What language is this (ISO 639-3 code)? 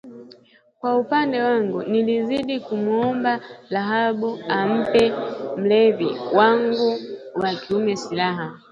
swa